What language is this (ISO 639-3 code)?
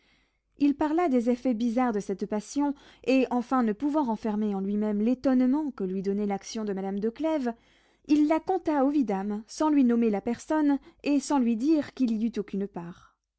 fra